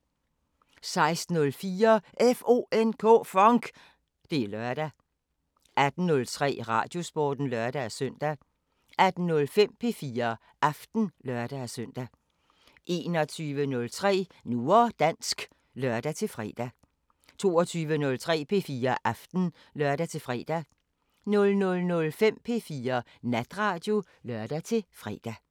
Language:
Danish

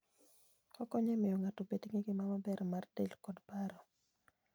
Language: Luo (Kenya and Tanzania)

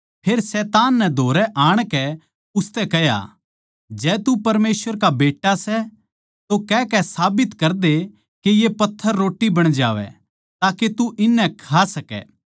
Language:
Haryanvi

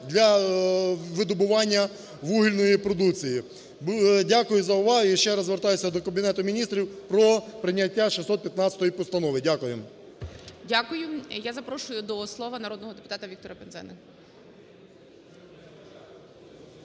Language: Ukrainian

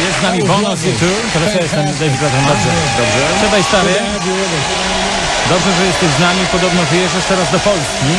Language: Polish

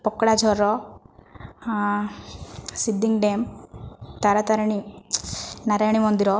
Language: Odia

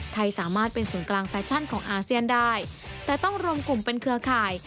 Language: Thai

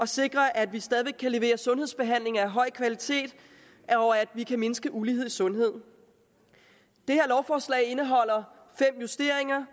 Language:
Danish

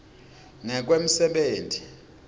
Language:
Swati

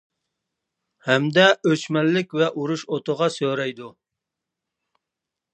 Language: Uyghur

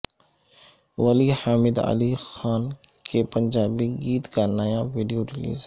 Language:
Urdu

